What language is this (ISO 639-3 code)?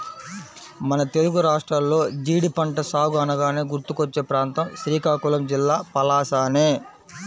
tel